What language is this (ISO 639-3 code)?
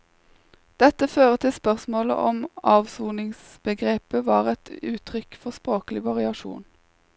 nor